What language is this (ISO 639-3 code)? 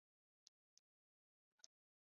zho